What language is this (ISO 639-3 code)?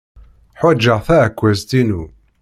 kab